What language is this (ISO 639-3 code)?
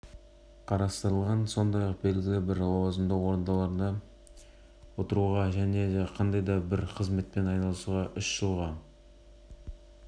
kaz